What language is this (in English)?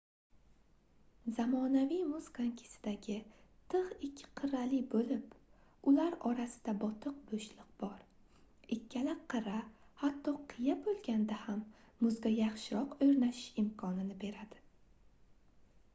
Uzbek